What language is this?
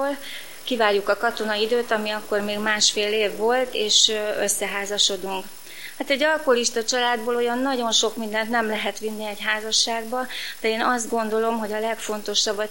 Hungarian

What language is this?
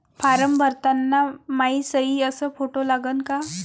Marathi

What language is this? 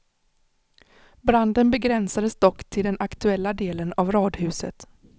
Swedish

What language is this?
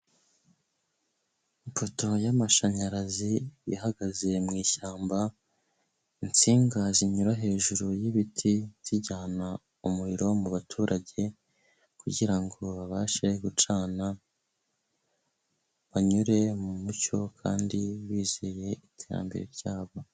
Kinyarwanda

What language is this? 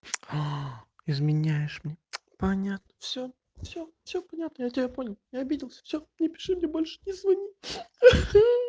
Russian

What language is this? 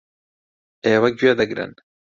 Central Kurdish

